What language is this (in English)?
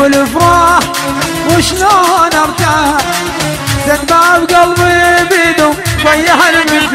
Arabic